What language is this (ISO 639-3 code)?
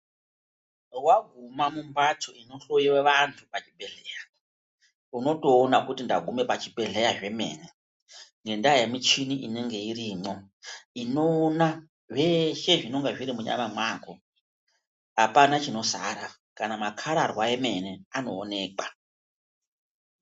ndc